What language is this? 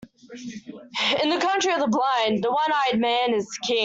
English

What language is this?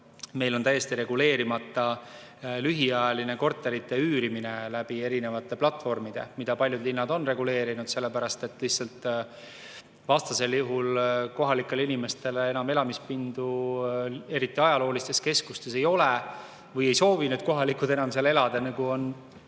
Estonian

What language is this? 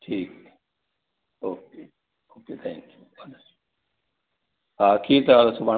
Sindhi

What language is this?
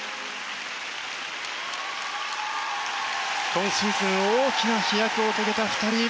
Japanese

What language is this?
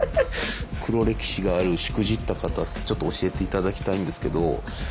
Japanese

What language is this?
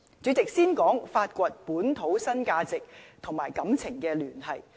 Cantonese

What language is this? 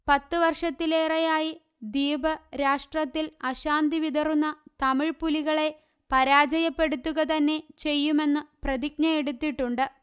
Malayalam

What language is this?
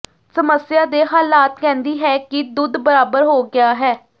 Punjabi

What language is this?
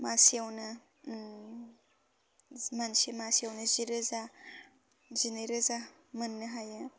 Bodo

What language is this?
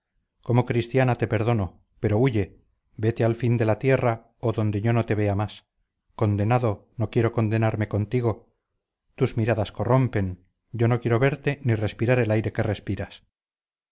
Spanish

